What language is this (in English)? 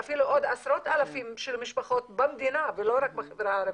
Hebrew